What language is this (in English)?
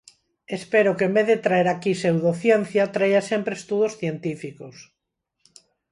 Galician